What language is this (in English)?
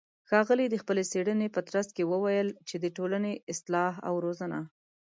Pashto